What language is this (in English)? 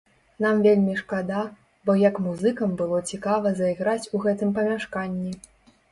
Belarusian